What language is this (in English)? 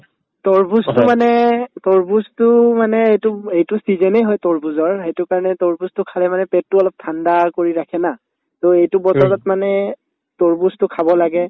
Assamese